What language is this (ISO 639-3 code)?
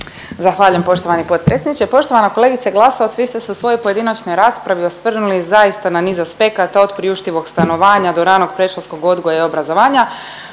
hrv